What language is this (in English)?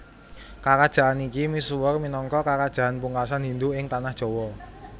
Javanese